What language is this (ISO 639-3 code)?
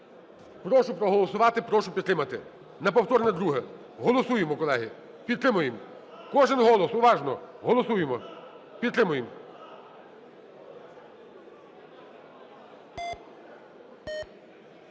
ukr